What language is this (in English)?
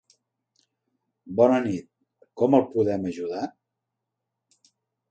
Catalan